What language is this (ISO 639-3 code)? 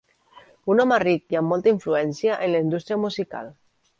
cat